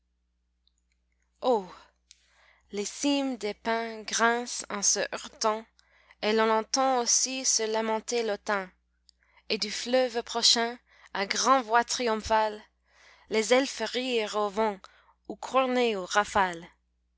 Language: French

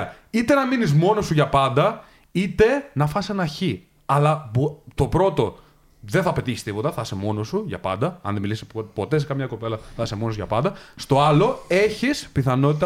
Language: Greek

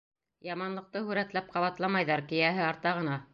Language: Bashkir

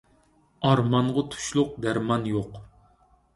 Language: Uyghur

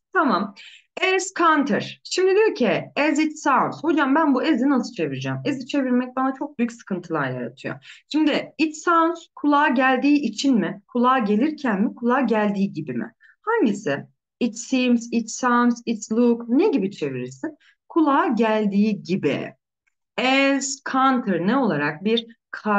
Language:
Turkish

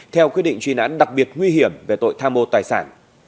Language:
Vietnamese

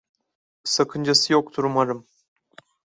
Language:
Turkish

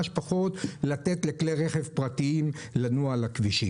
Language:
Hebrew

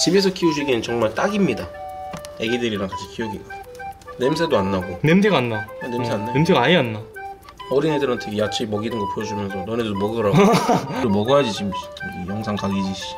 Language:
Korean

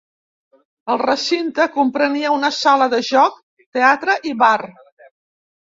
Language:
Catalan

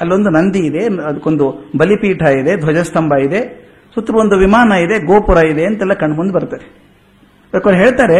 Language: Kannada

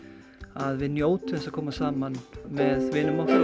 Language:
Icelandic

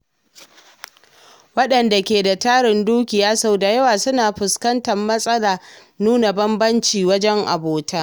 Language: Hausa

